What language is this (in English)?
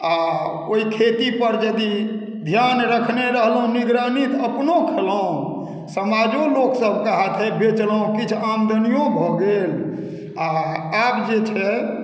Maithili